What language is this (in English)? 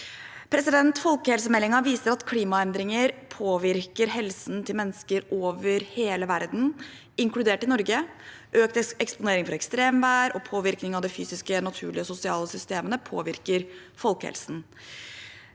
Norwegian